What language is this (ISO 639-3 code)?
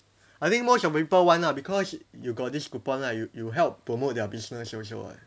eng